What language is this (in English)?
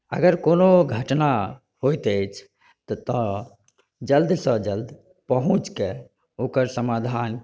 Maithili